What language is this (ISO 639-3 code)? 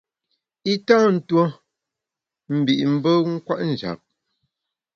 bax